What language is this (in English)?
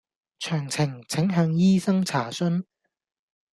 Cantonese